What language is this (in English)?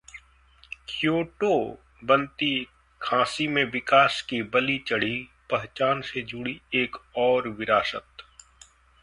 Hindi